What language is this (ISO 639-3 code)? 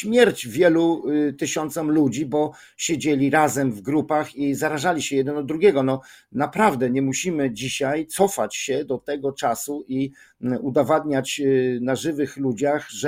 pol